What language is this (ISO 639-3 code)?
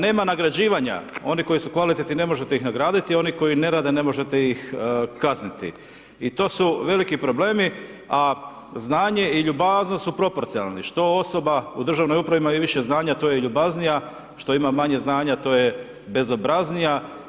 hrv